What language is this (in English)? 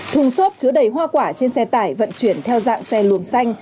Vietnamese